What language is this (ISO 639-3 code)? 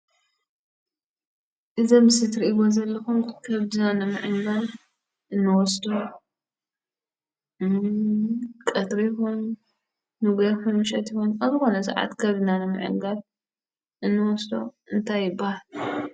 tir